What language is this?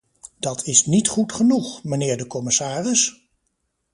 Dutch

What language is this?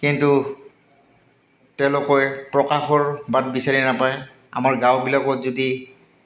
Assamese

